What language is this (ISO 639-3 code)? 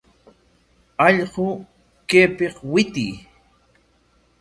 qwa